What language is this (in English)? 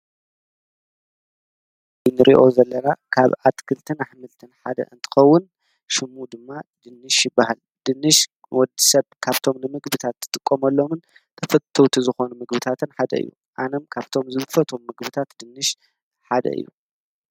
Tigrinya